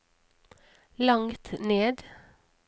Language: Norwegian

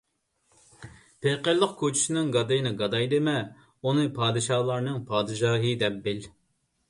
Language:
Uyghur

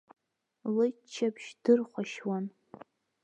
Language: Abkhazian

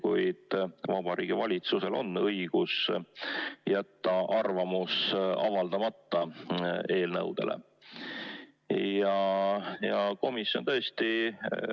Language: Estonian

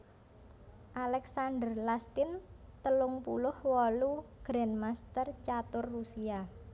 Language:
Javanese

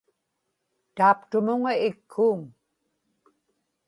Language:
Inupiaq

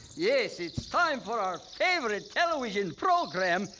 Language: English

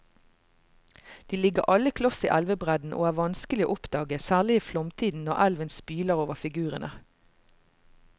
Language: Norwegian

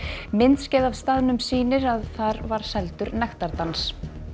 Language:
Icelandic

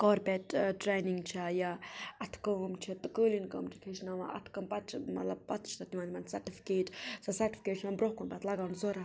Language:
Kashmiri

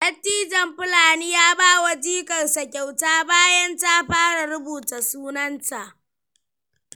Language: Hausa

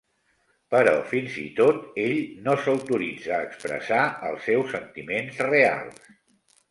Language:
Catalan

